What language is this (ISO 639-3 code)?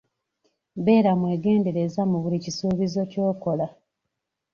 lug